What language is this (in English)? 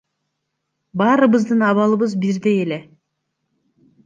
Kyrgyz